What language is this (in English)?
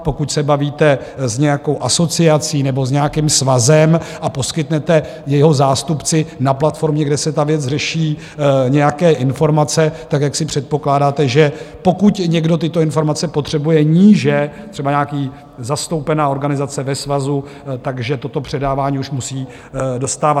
Czech